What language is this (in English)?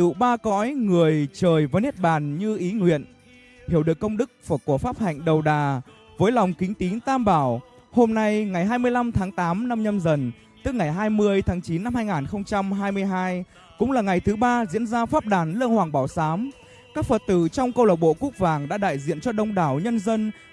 Vietnamese